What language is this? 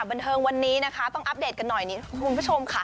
Thai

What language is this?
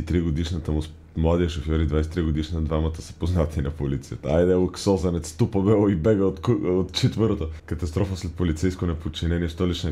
Bulgarian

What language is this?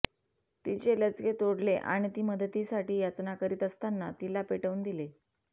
Marathi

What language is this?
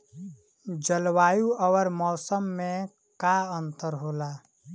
Bhojpuri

